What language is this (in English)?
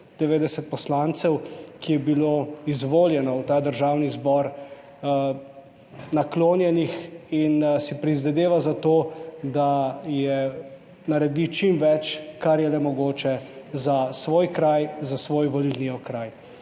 Slovenian